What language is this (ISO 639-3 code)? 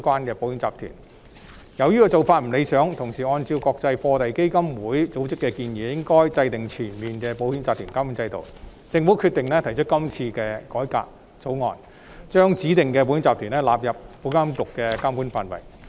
yue